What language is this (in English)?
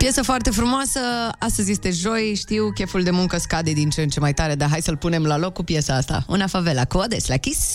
Romanian